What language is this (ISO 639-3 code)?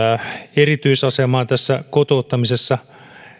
fin